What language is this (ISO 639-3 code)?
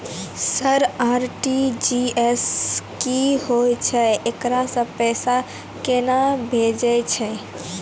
mai